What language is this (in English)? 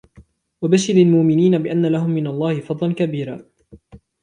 Arabic